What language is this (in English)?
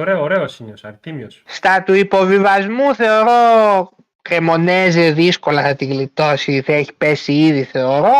Greek